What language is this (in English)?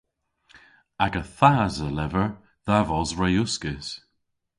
Cornish